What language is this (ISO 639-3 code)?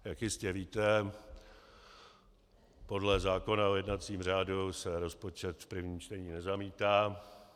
ces